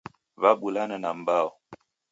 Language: Taita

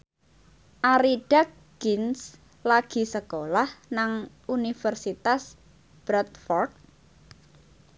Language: Javanese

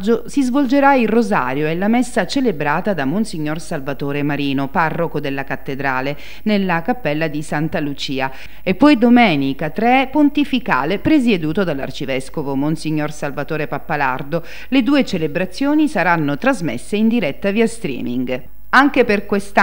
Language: Italian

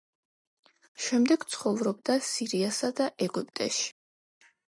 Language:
Georgian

